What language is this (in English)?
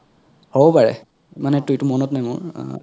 Assamese